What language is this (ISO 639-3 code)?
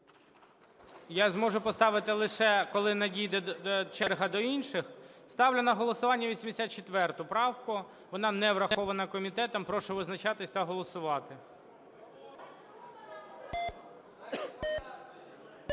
ukr